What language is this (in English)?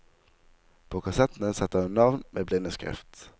Norwegian